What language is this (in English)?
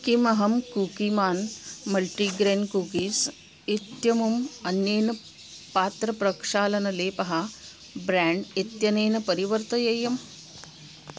Sanskrit